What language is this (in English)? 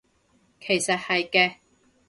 Cantonese